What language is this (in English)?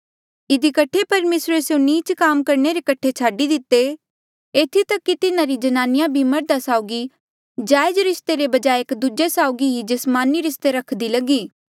Mandeali